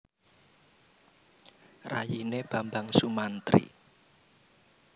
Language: Javanese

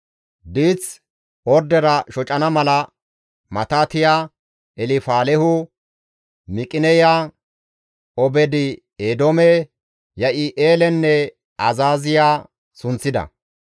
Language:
Gamo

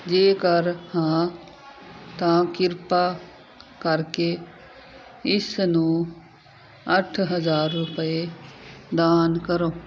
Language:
Punjabi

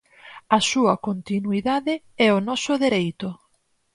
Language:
Galician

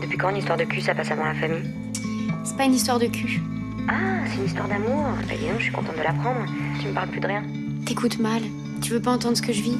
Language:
French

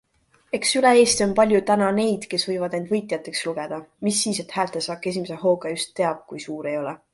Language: Estonian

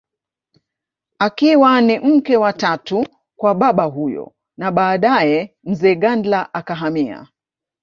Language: Swahili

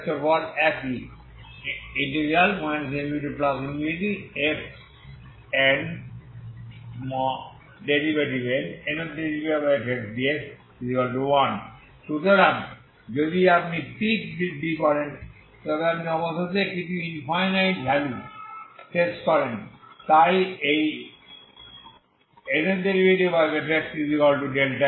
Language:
Bangla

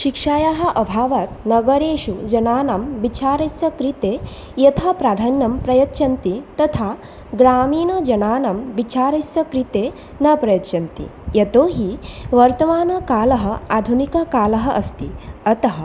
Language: Sanskrit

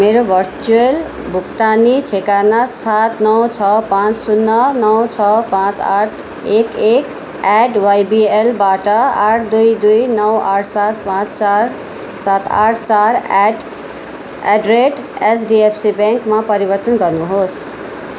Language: Nepali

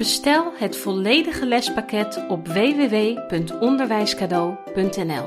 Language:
Dutch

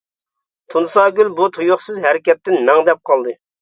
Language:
Uyghur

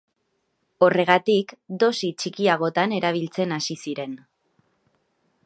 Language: Basque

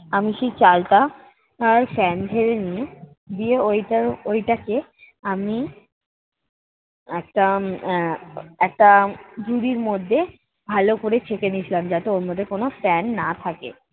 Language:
Bangla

